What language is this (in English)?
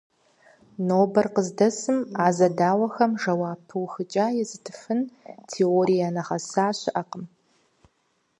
Kabardian